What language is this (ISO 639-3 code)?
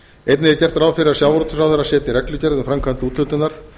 isl